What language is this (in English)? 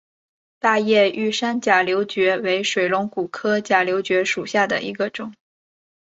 Chinese